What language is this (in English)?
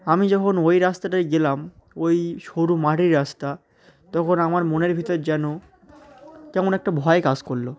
Bangla